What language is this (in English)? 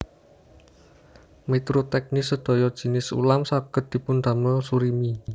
Javanese